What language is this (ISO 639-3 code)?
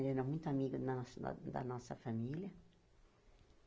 por